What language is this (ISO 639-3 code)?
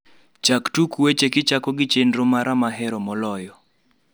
luo